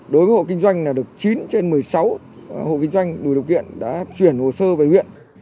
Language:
Vietnamese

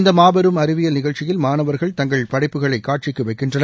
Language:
Tamil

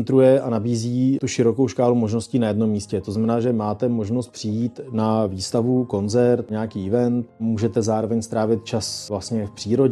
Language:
Czech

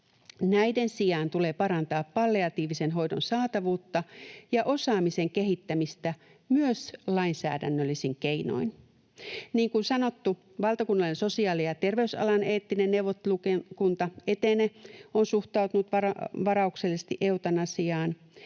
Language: Finnish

